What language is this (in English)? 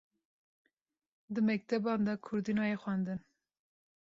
Kurdish